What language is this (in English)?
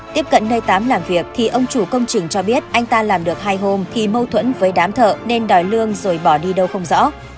Vietnamese